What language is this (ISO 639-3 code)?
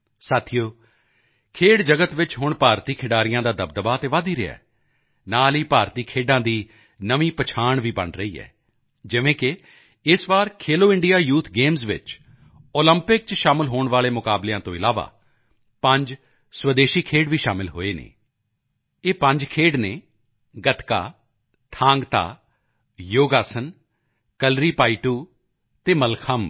pan